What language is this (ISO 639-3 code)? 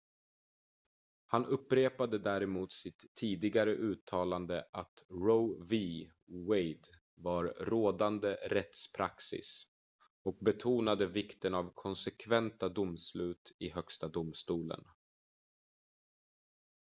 swe